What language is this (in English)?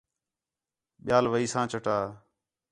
Khetrani